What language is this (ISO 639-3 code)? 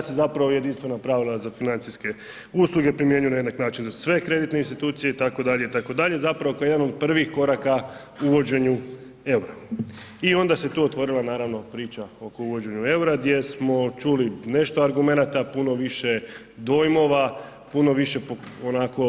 hrv